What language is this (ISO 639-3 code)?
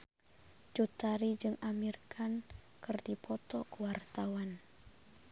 sun